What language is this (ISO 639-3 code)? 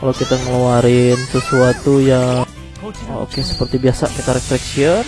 ind